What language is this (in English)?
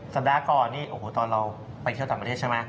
Thai